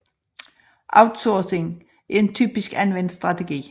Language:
Danish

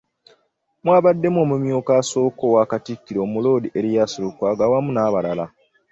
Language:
Ganda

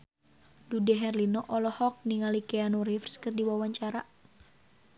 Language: Sundanese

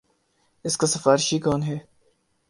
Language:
Urdu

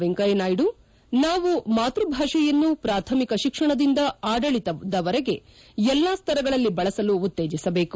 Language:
Kannada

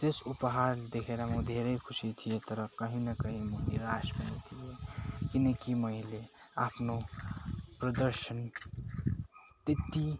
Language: Nepali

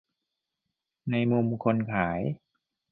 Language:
Thai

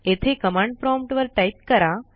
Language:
Marathi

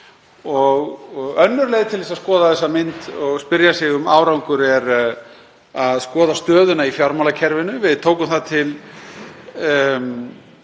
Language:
Icelandic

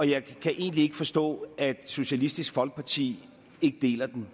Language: Danish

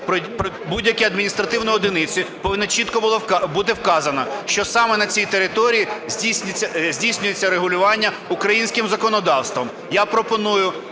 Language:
Ukrainian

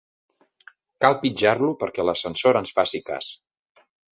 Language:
Catalan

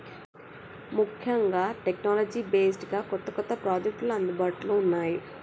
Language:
Telugu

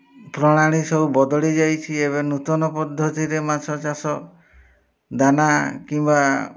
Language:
Odia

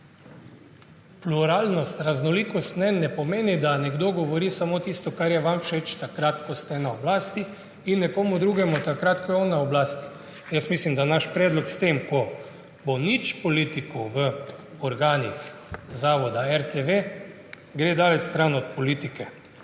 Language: Slovenian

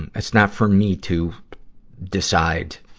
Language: English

